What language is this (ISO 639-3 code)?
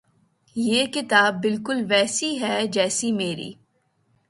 urd